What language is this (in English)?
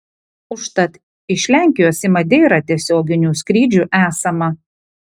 Lithuanian